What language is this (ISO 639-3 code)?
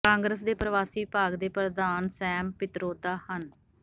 pan